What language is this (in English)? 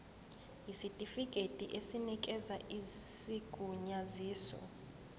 Zulu